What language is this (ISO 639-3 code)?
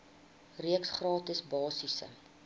afr